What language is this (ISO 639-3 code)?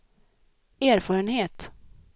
swe